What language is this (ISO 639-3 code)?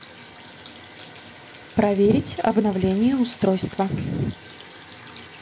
rus